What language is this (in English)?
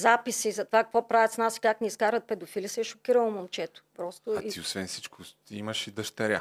Bulgarian